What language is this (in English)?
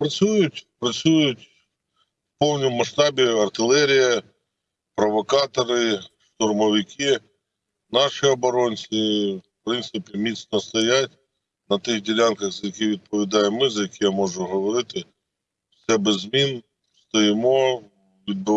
Ukrainian